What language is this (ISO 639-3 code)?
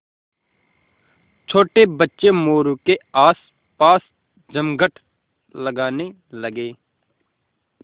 hin